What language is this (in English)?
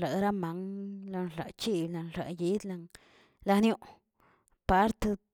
Tilquiapan Zapotec